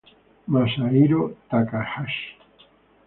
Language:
Spanish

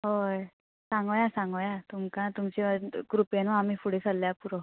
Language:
Konkani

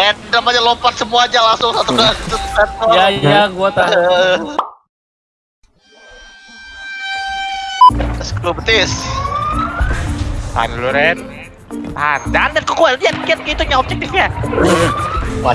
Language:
Indonesian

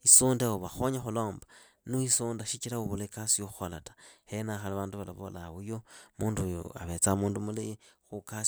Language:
Idakho-Isukha-Tiriki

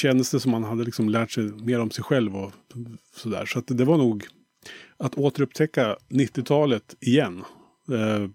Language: Swedish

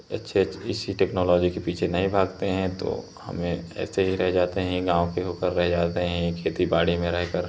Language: Hindi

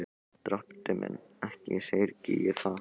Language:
Icelandic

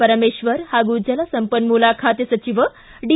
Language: Kannada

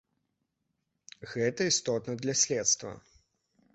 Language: Belarusian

